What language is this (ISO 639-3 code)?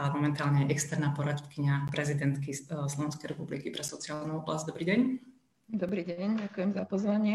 slk